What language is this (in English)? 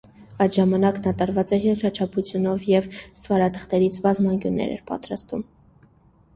Armenian